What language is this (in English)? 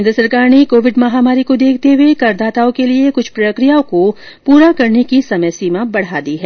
Hindi